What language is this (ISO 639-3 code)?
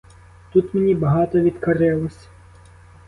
ukr